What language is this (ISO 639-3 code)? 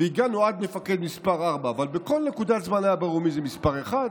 heb